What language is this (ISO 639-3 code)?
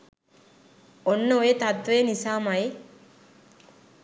sin